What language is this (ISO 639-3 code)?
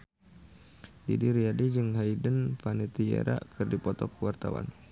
sun